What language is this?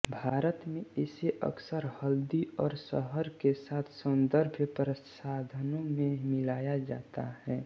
Hindi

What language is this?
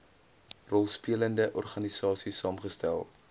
Afrikaans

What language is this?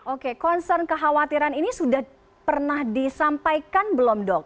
Indonesian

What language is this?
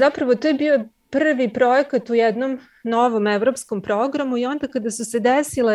Croatian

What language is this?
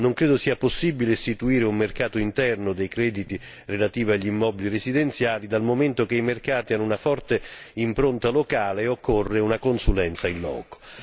Italian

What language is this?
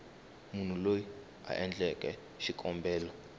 Tsonga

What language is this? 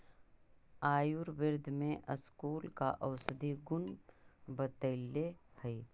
Magahi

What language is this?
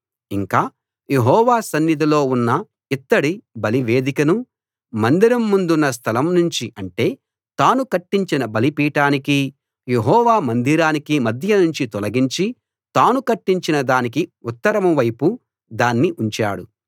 Telugu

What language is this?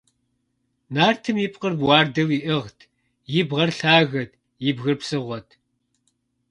Kabardian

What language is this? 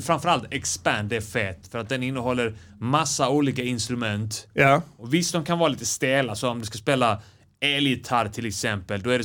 Swedish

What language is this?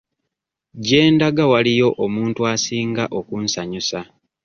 Ganda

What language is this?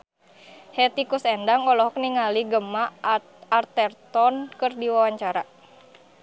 Sundanese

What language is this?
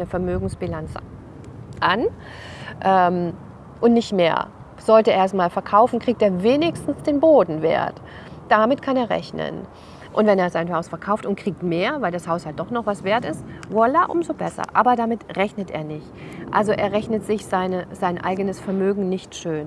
German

